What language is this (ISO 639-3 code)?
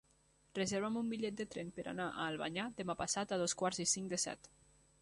cat